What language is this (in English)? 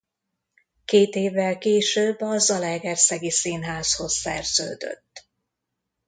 Hungarian